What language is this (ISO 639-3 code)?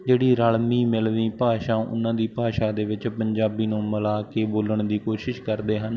pan